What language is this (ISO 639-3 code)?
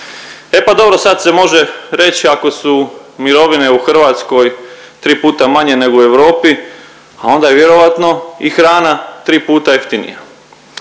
hrv